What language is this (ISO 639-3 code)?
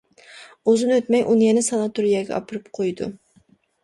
uig